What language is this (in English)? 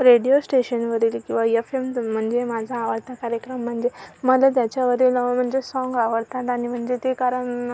Marathi